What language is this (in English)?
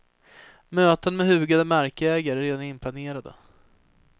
Swedish